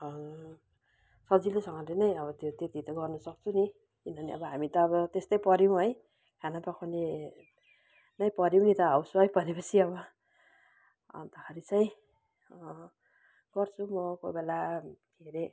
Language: Nepali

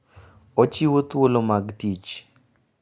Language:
Luo (Kenya and Tanzania)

